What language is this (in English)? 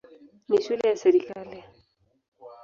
Swahili